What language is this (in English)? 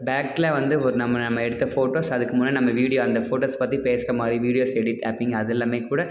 Tamil